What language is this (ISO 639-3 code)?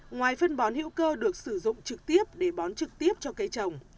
vie